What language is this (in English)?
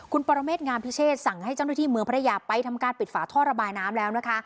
Thai